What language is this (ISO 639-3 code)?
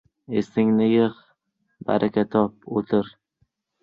uzb